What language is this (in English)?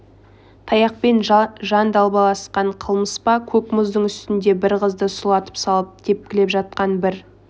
Kazakh